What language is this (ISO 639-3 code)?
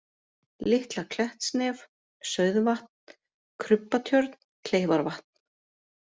isl